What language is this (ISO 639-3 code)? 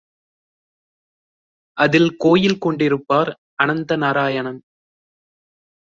tam